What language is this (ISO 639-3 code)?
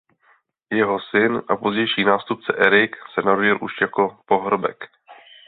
ces